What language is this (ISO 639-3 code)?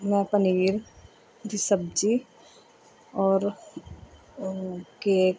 pan